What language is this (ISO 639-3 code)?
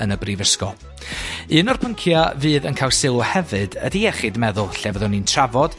cym